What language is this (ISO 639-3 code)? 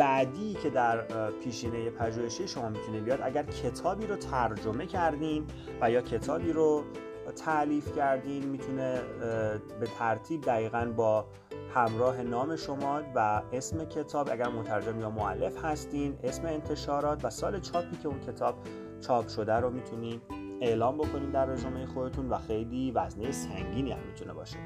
fas